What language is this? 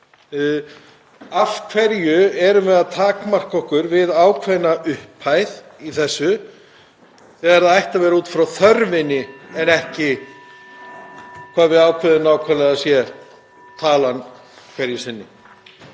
Icelandic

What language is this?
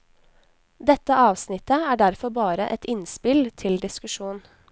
Norwegian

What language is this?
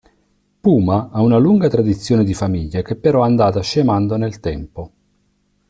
Italian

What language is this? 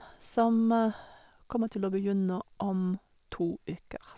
Norwegian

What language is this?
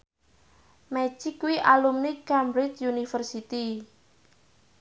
Javanese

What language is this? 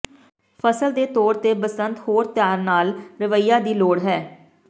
Punjabi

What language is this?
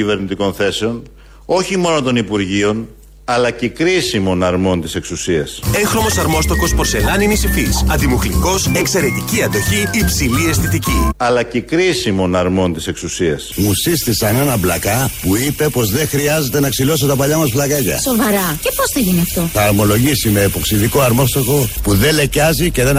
Greek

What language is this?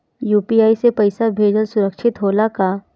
Bhojpuri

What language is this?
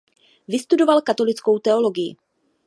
Czech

